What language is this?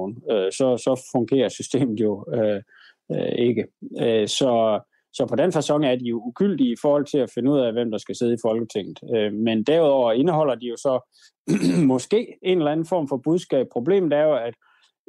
Danish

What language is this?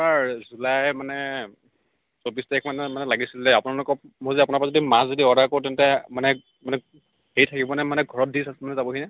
Assamese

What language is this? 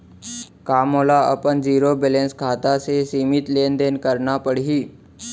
Chhattisgarhi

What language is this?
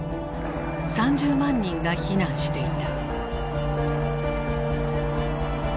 Japanese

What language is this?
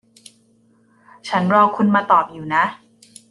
Thai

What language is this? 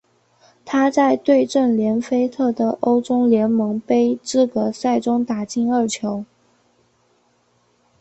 Chinese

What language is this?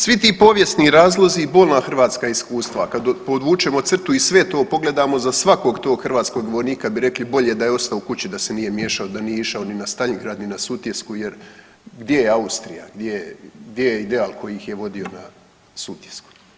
Croatian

